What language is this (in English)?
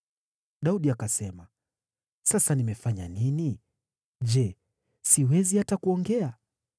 Swahili